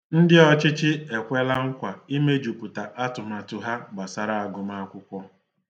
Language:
Igbo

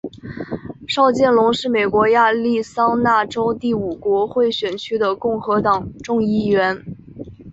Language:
Chinese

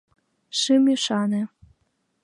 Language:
Mari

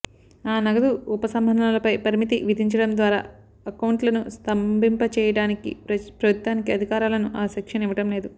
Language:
Telugu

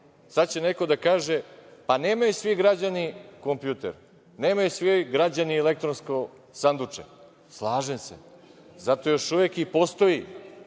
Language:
Serbian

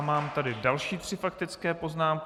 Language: Czech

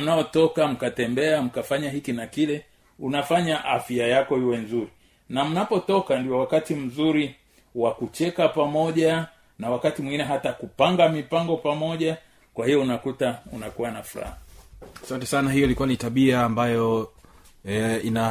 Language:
Swahili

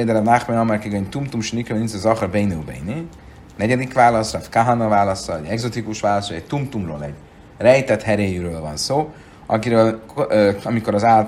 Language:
Hungarian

